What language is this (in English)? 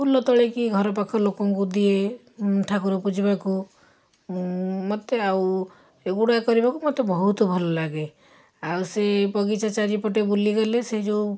Odia